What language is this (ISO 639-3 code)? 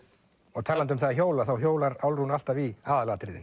isl